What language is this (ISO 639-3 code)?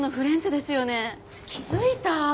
jpn